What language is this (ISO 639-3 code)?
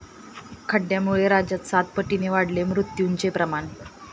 mar